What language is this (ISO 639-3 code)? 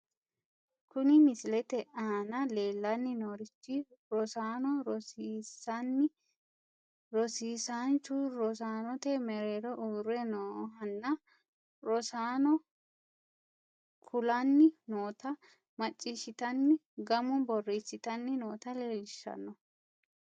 sid